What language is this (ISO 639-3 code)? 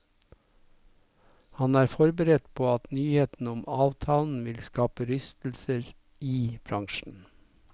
nor